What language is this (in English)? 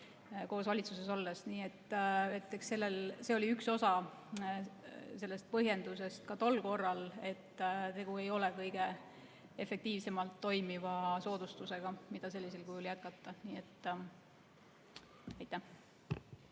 Estonian